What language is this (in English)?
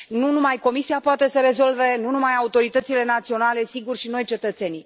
Romanian